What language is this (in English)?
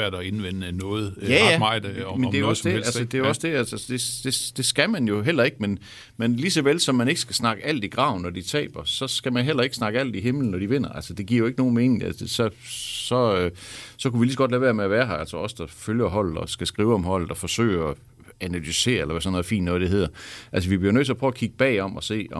Danish